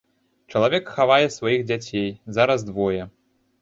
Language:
Belarusian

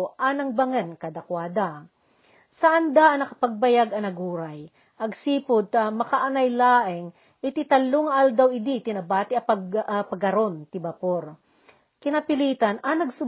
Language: Filipino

